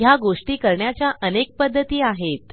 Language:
Marathi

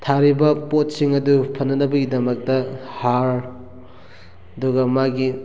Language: Manipuri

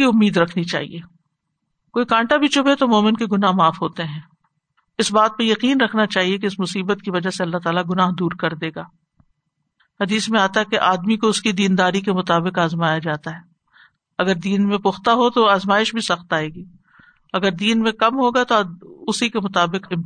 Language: Urdu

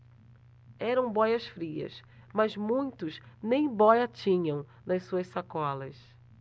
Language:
Portuguese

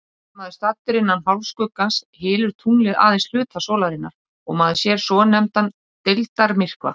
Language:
Icelandic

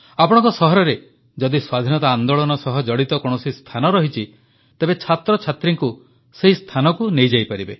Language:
Odia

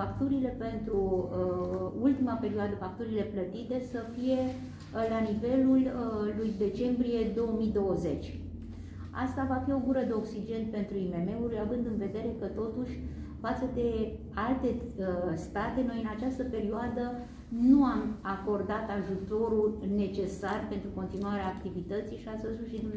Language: Romanian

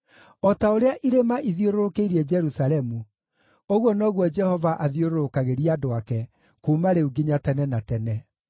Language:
Kikuyu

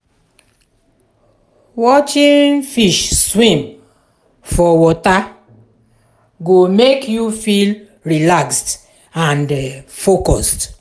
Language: Nigerian Pidgin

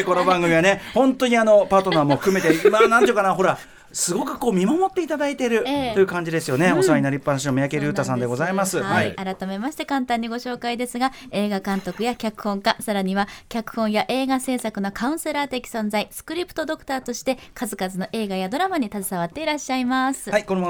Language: Japanese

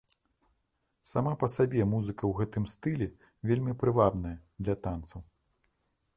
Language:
Belarusian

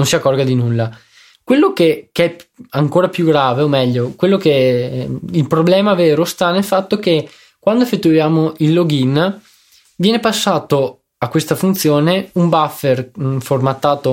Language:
Italian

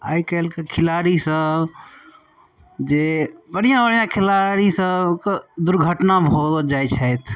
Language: Maithili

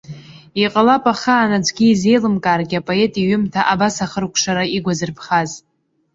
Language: Abkhazian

